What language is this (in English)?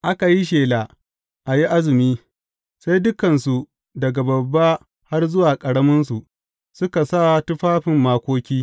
Hausa